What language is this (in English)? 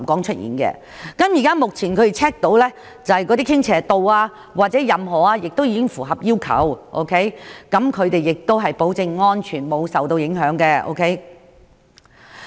Cantonese